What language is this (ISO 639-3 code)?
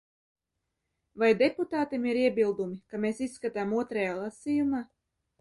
lav